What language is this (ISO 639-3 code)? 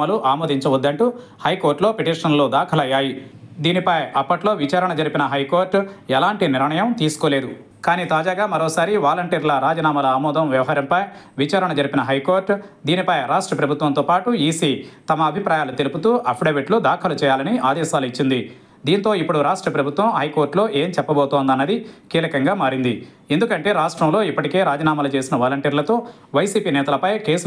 tel